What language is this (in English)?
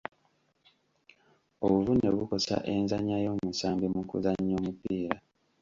Ganda